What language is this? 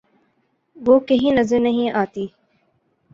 Urdu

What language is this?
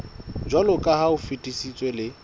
Southern Sotho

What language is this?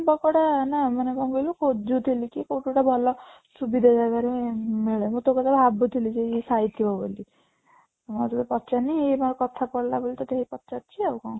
Odia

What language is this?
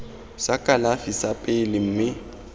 Tswana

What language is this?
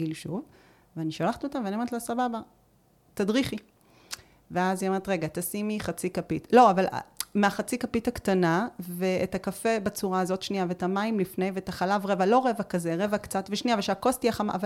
Hebrew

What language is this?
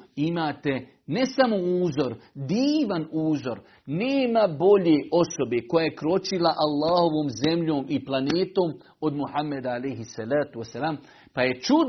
Croatian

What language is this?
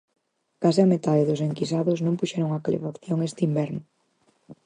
Galician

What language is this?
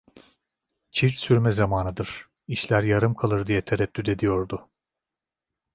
Turkish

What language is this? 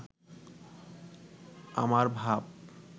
Bangla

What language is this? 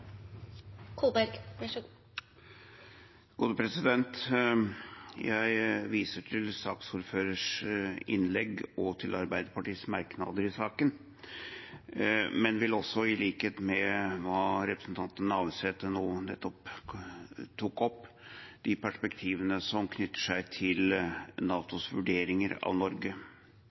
Norwegian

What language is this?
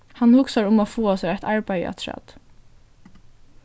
Faroese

